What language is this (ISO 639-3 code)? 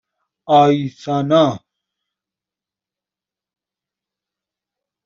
fas